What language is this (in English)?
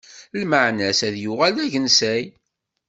Kabyle